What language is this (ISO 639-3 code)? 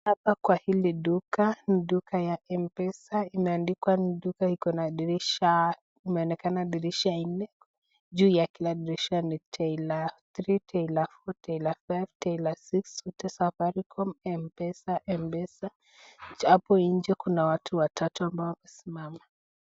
swa